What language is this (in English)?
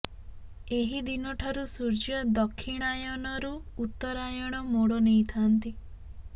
Odia